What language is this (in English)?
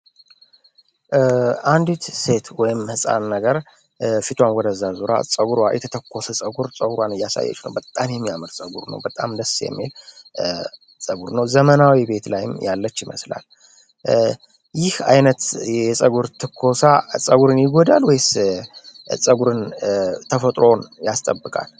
Amharic